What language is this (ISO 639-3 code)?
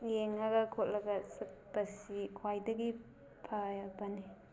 mni